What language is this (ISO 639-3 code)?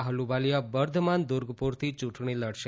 guj